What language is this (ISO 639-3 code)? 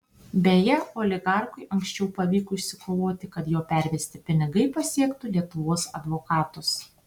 lit